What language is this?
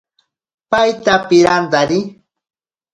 Ashéninka Perené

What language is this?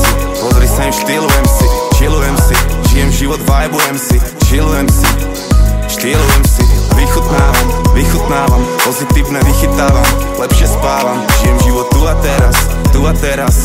Slovak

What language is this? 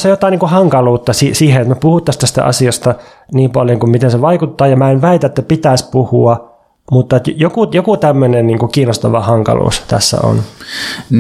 Finnish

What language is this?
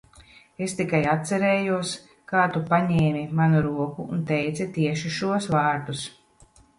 Latvian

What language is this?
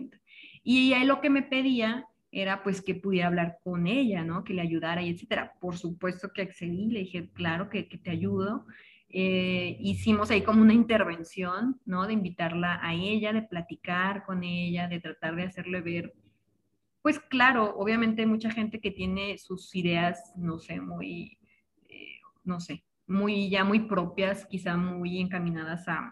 Spanish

